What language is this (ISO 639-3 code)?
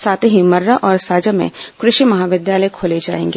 hin